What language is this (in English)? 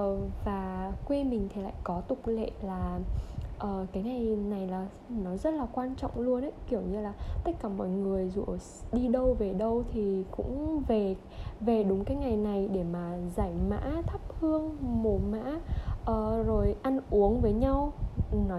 Vietnamese